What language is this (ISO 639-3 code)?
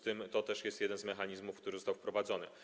pol